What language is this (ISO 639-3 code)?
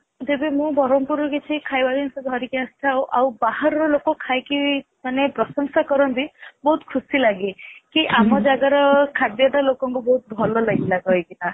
ori